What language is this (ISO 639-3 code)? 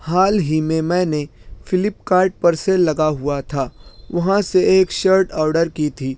urd